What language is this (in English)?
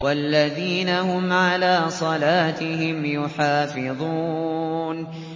Arabic